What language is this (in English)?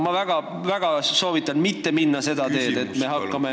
Estonian